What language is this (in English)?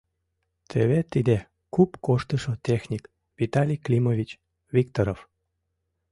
Mari